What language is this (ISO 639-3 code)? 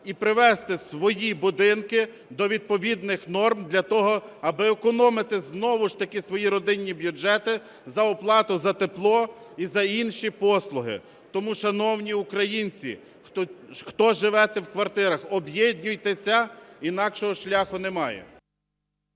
ukr